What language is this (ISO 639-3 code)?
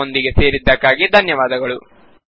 kan